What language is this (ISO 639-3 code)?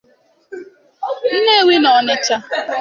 ibo